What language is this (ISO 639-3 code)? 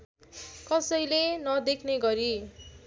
nep